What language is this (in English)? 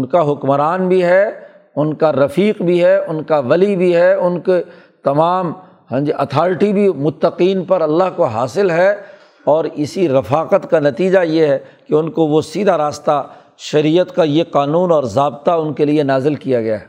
Urdu